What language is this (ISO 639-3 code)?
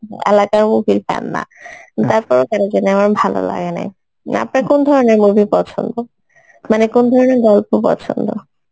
ben